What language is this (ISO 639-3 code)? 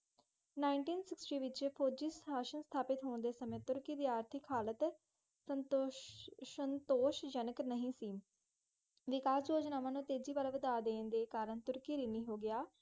pan